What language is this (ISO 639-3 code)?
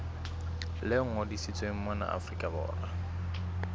sot